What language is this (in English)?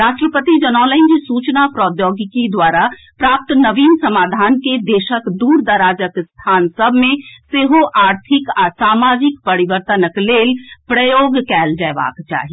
Maithili